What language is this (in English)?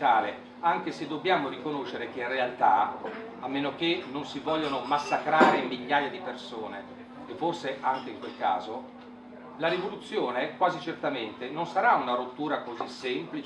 Italian